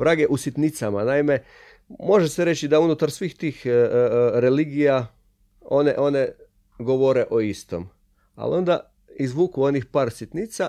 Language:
Croatian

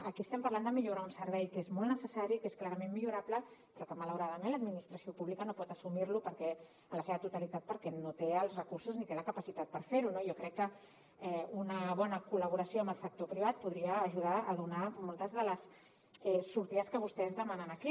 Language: Catalan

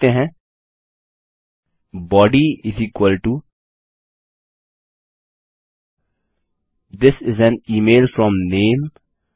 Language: Hindi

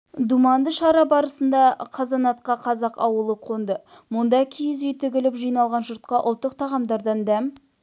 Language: Kazakh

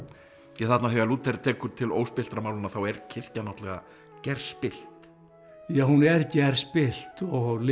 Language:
Icelandic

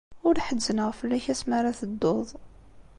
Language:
Kabyle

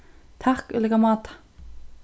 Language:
Faroese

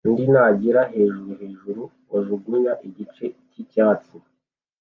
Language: Kinyarwanda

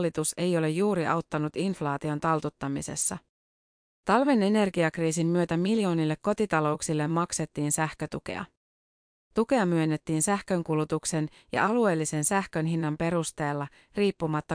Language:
Finnish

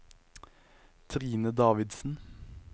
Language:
Norwegian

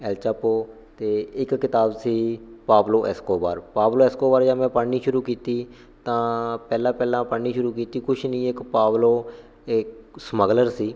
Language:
Punjabi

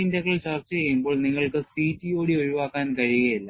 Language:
Malayalam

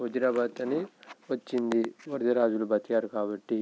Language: Telugu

